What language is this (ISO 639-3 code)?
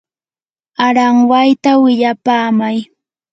qur